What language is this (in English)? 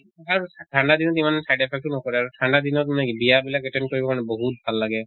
Assamese